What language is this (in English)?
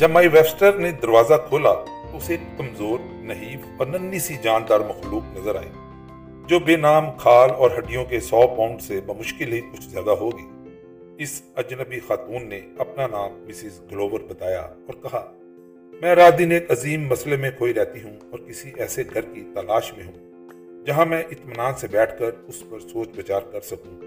Urdu